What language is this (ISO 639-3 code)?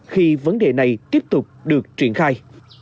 vie